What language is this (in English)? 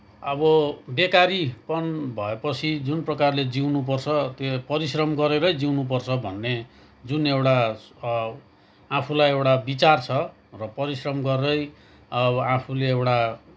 Nepali